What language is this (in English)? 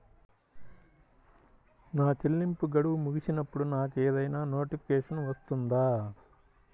Telugu